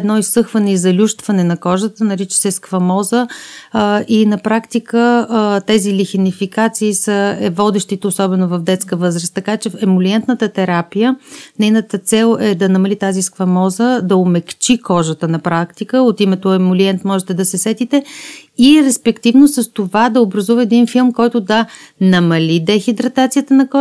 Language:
Bulgarian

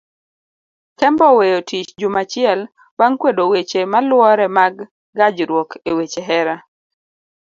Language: Luo (Kenya and Tanzania)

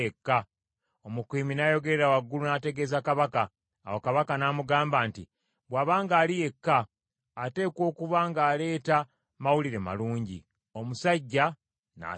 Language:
Ganda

